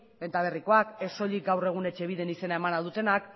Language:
Basque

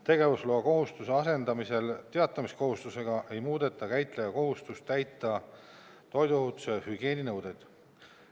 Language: Estonian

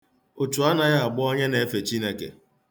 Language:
Igbo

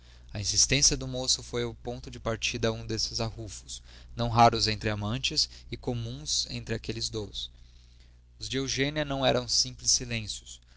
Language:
Portuguese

